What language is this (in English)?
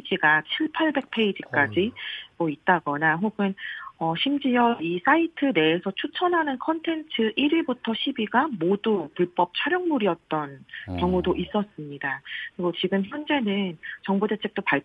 Korean